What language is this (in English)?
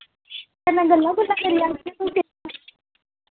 Dogri